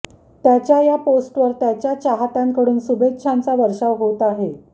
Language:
Marathi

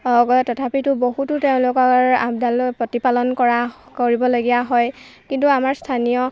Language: Assamese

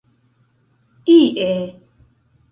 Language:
Esperanto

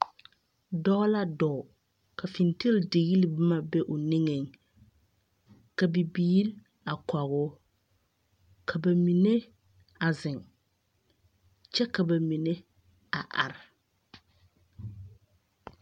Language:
Southern Dagaare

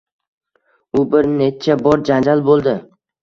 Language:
Uzbek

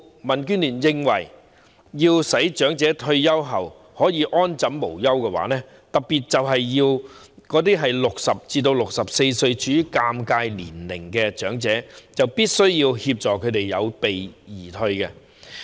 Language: Cantonese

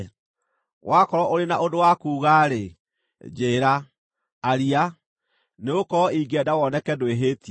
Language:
Kikuyu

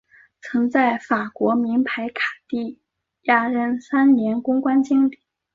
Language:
Chinese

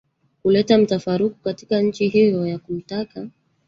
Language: Swahili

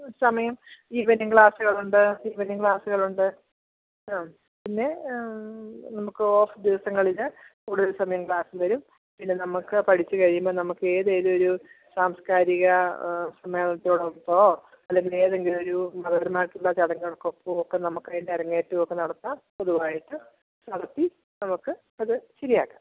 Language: Malayalam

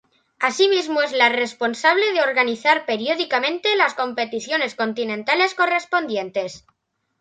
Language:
Spanish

